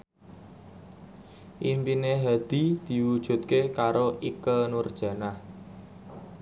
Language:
Javanese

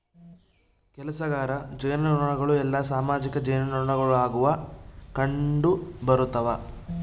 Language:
Kannada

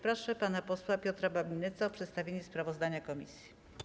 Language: Polish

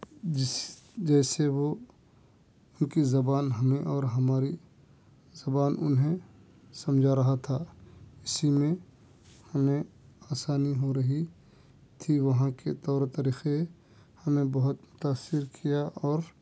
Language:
Urdu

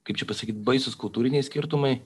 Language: Lithuanian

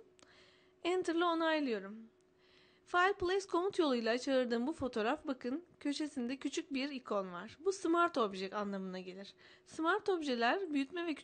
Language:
Turkish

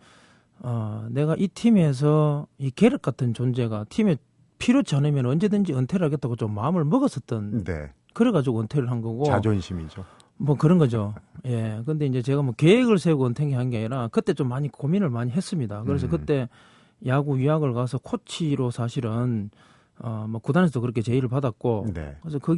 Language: Korean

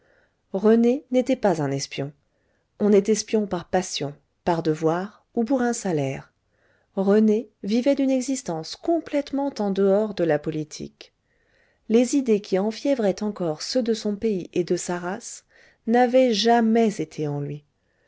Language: French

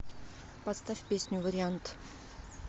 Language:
Russian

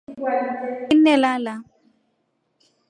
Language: Rombo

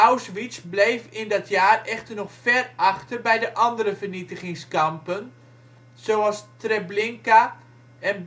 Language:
Dutch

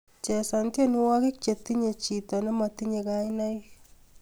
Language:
Kalenjin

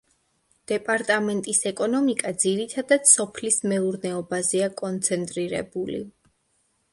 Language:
Georgian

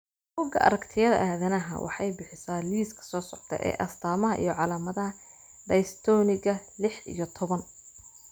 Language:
Somali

